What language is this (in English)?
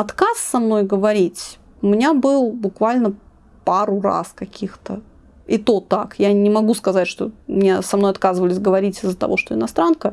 Russian